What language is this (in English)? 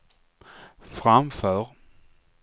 Swedish